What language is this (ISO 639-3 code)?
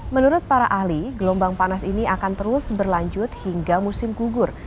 ind